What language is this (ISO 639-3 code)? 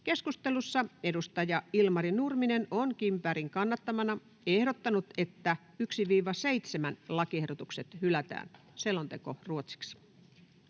fin